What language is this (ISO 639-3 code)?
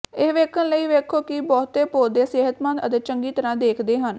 pan